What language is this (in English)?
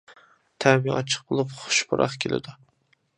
Uyghur